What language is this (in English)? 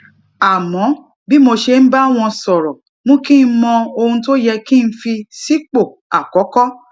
Yoruba